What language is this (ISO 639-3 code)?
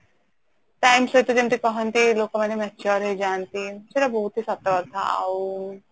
ori